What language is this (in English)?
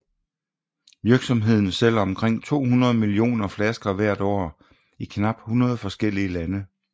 Danish